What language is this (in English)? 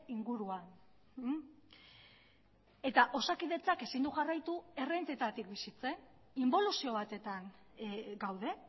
Basque